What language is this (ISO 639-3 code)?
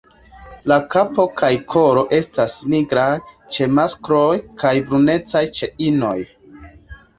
epo